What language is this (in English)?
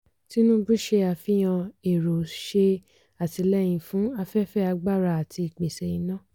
Yoruba